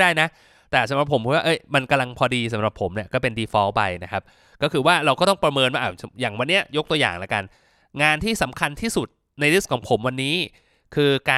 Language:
Thai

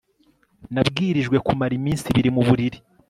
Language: Kinyarwanda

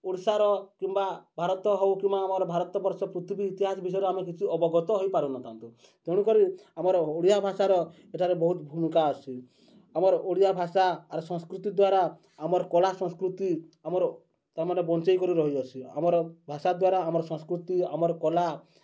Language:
Odia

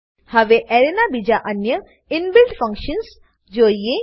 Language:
Gujarati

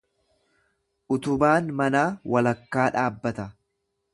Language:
Oromo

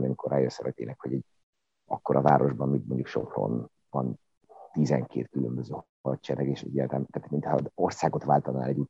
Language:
Hungarian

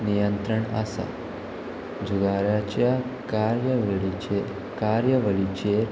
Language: Konkani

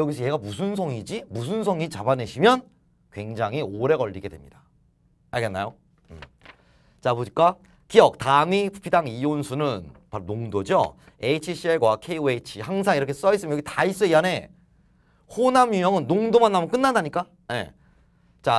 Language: Korean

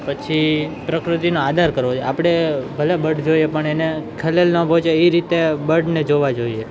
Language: Gujarati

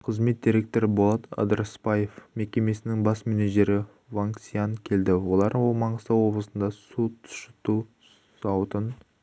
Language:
Kazakh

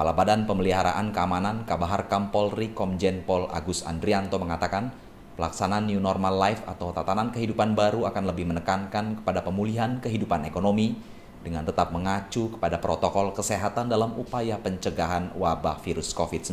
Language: Indonesian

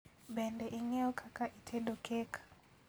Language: Luo (Kenya and Tanzania)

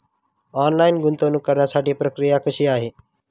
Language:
Marathi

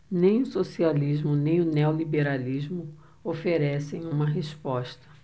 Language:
Portuguese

